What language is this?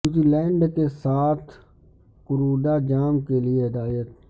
Urdu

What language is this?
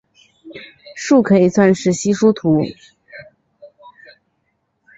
Chinese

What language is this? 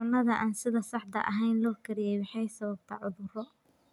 Somali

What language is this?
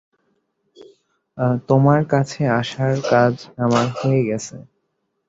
Bangla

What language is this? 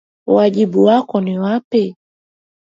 Swahili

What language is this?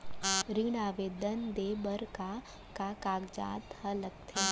Chhattisgarhi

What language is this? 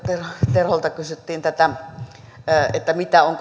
Finnish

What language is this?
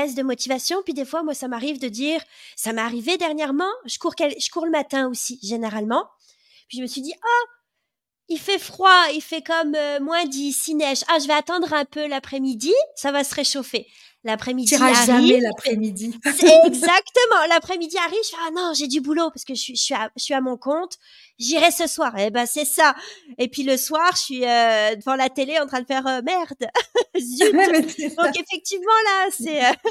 French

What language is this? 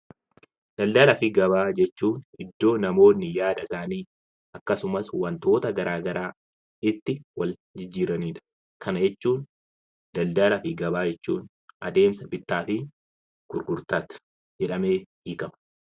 Oromo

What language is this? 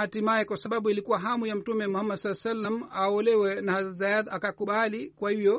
Swahili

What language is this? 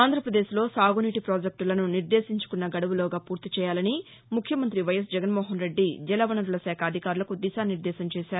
Telugu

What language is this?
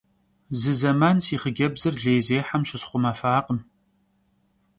Kabardian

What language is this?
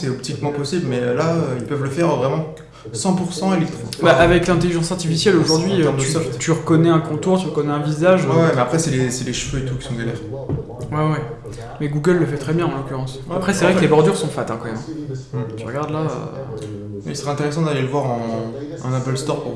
French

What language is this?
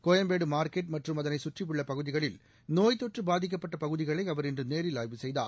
Tamil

